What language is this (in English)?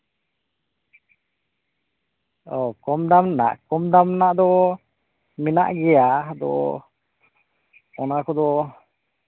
Santali